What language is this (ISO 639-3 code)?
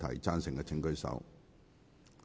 yue